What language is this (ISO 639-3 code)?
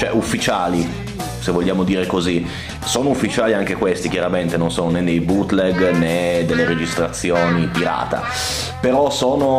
ita